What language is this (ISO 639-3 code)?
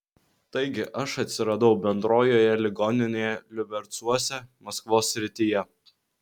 lit